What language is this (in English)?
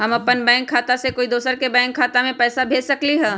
Magahi